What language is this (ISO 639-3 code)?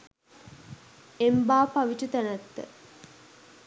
sin